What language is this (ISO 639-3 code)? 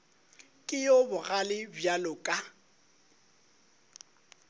nso